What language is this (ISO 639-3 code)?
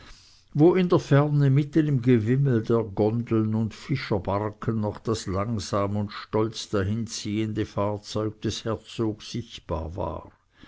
deu